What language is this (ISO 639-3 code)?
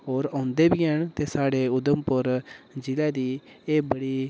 doi